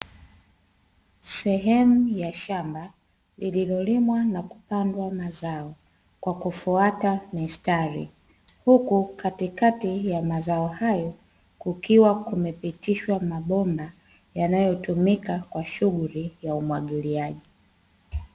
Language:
Swahili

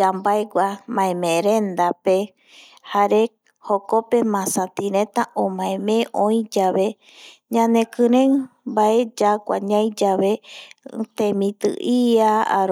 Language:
Eastern Bolivian Guaraní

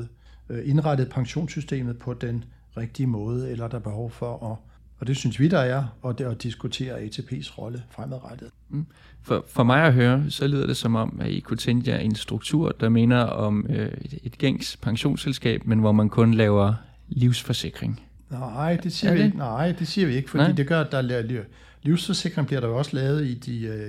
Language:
Danish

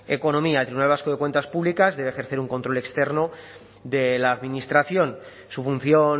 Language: Spanish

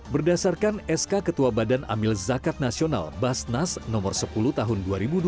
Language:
Indonesian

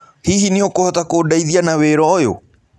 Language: Kikuyu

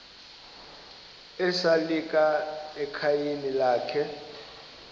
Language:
Xhosa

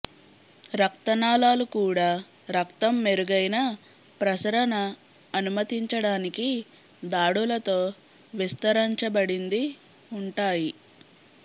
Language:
Telugu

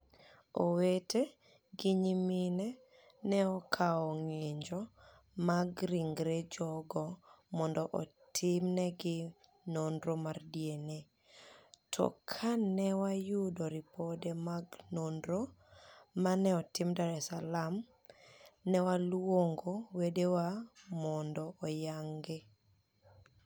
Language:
Luo (Kenya and Tanzania)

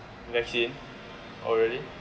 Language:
English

